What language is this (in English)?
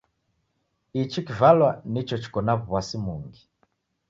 Taita